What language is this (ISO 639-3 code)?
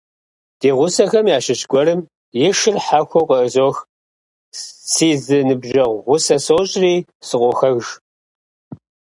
kbd